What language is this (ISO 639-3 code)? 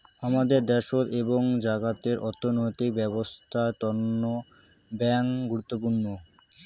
ben